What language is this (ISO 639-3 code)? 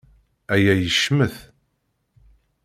kab